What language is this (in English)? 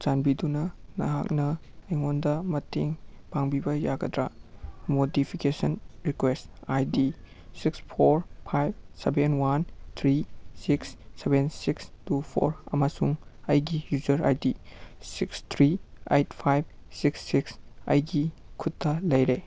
Manipuri